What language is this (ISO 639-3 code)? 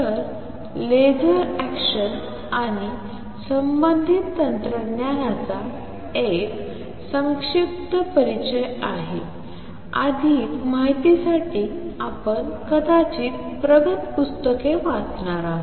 mar